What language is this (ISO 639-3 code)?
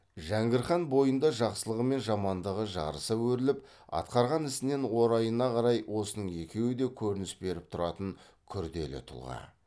kaz